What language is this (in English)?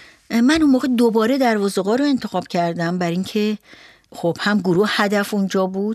Persian